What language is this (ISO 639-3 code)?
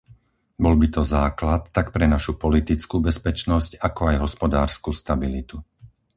slk